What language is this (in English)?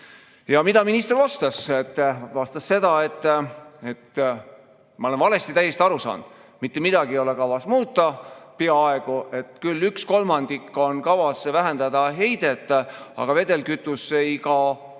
Estonian